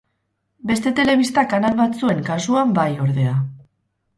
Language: Basque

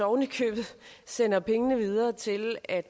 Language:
Danish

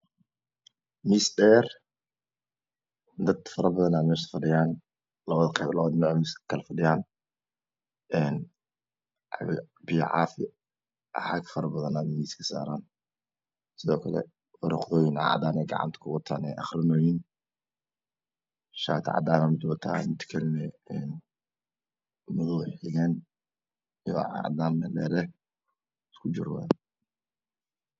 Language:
Somali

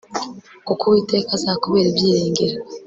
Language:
Kinyarwanda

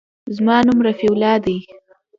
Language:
Pashto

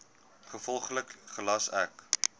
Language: Afrikaans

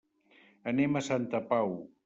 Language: Catalan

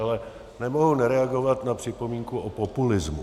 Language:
Czech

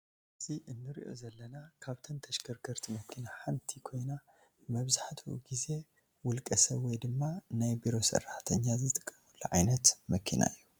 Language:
Tigrinya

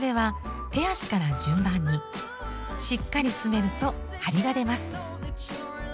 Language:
Japanese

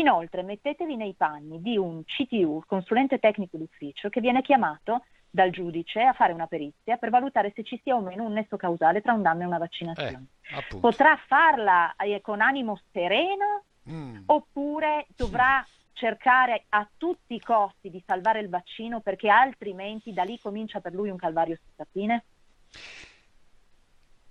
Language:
Italian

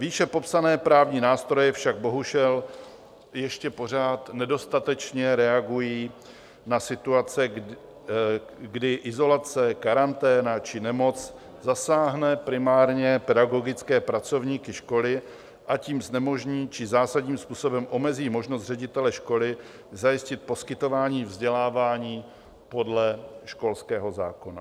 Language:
Czech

